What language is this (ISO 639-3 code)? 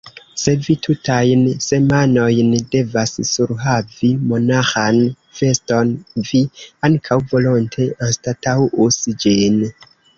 epo